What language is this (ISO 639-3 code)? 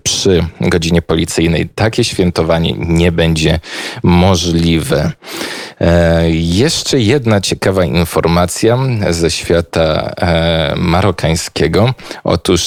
pol